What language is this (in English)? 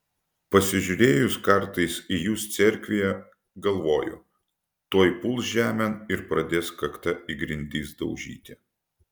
Lithuanian